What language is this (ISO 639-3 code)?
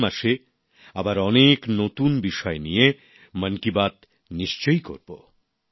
ben